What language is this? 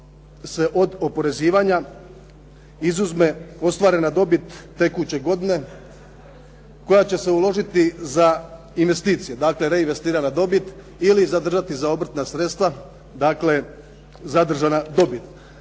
Croatian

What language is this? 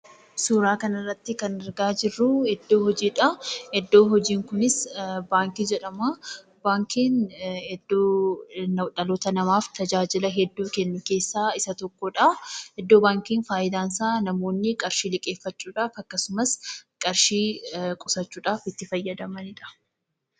Oromo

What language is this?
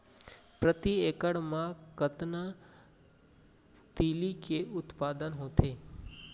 Chhattisgarhi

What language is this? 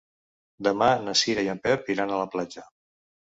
Catalan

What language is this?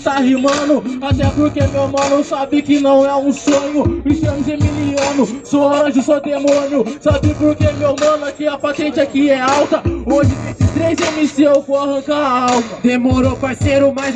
Portuguese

